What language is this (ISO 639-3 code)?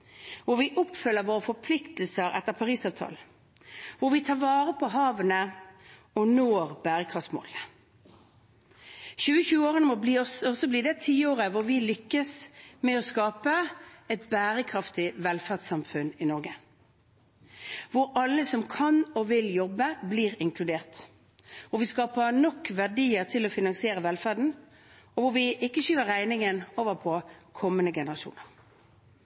nob